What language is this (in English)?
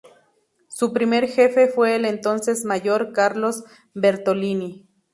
Spanish